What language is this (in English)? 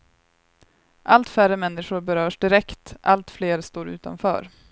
Swedish